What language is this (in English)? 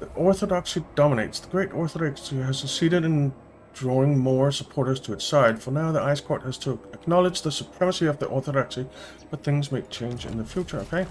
English